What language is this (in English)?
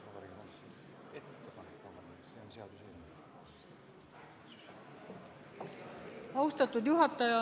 Estonian